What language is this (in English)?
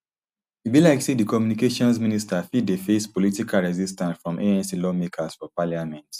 Nigerian Pidgin